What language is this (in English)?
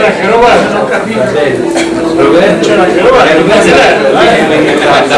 Italian